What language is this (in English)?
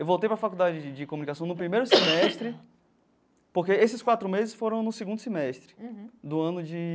Portuguese